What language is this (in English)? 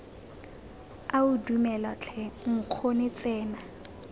Tswana